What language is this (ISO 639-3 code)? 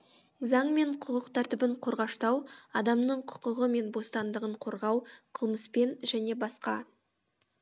kaz